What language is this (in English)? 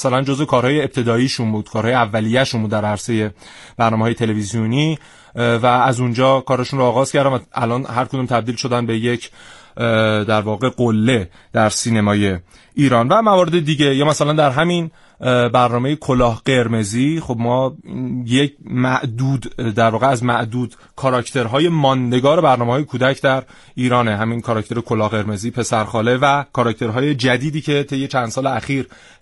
Persian